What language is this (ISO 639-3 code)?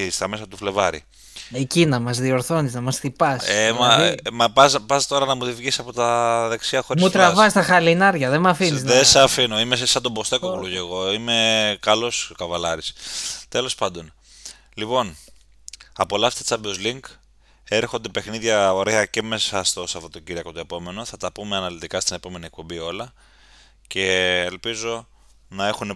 ell